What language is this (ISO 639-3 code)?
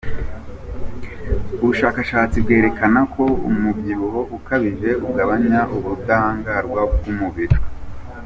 kin